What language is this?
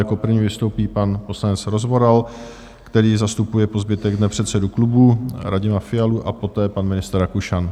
Czech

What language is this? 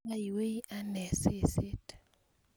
Kalenjin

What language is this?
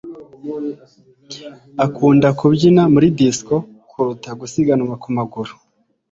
Kinyarwanda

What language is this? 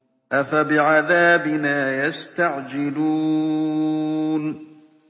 Arabic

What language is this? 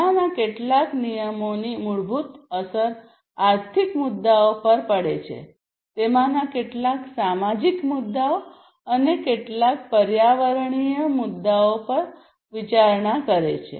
Gujarati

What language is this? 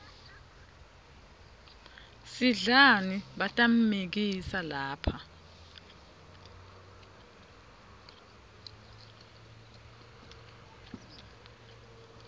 Swati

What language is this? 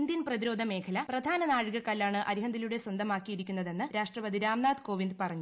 Malayalam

